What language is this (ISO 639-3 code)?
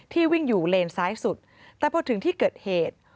tha